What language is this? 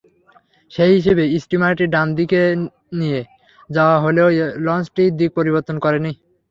Bangla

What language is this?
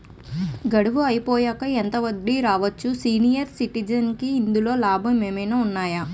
Telugu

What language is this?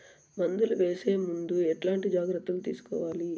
Telugu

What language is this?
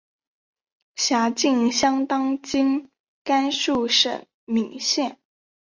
Chinese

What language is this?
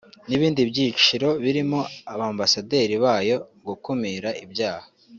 Kinyarwanda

